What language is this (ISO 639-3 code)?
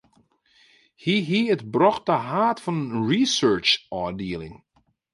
fry